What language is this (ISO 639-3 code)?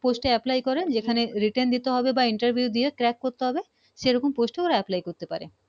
ben